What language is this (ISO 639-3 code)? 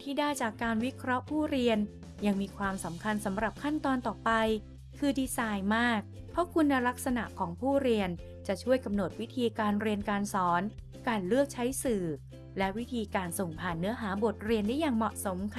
tha